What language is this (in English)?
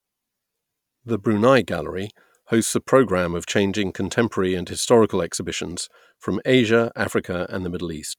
English